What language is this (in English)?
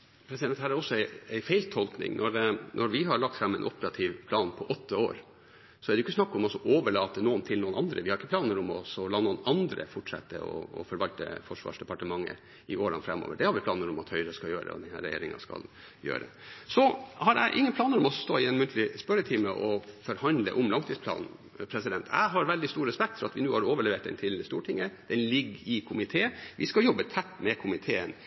Norwegian Bokmål